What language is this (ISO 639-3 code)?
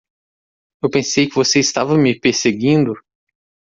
por